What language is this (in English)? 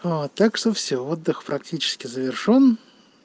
Russian